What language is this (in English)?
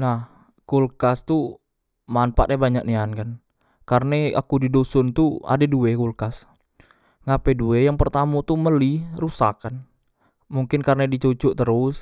Musi